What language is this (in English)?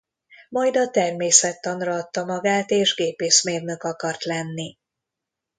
Hungarian